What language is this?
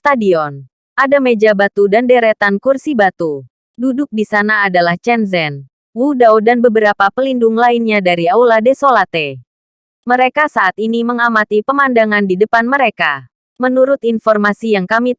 Indonesian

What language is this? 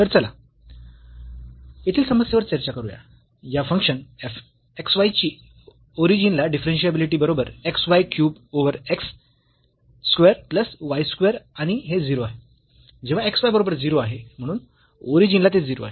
Marathi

